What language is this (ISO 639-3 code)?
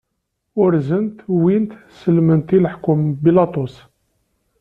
kab